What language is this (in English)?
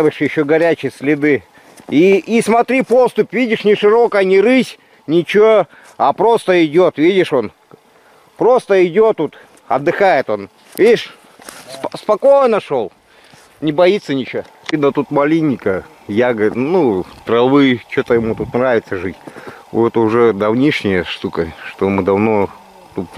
Russian